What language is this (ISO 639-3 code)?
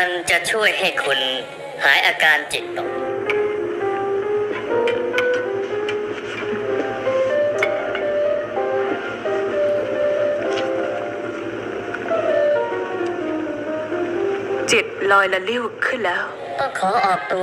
tha